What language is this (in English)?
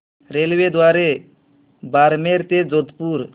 Marathi